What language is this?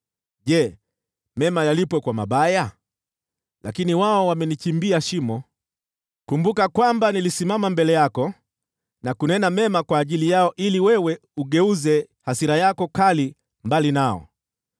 Swahili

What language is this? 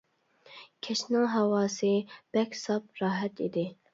Uyghur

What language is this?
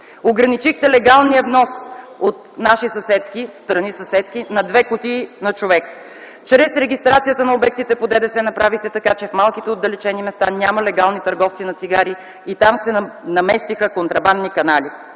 Bulgarian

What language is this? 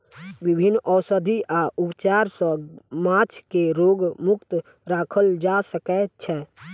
Maithili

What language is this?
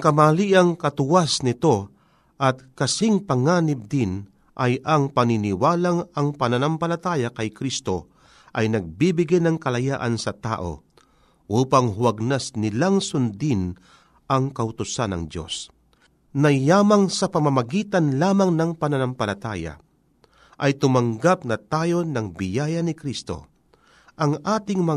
Filipino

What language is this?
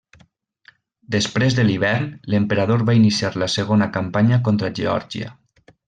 Catalan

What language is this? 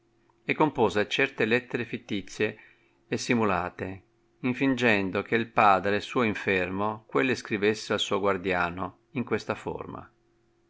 Italian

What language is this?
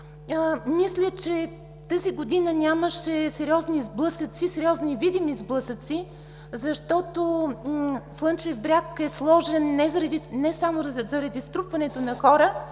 Bulgarian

